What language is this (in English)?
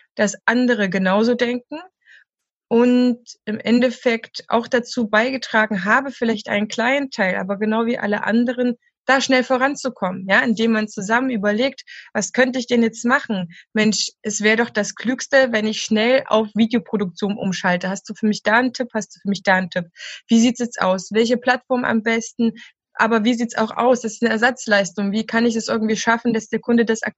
German